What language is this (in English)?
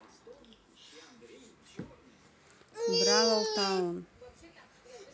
Russian